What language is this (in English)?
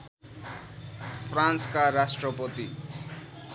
Nepali